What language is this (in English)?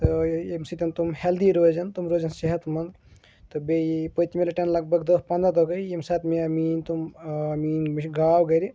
Kashmiri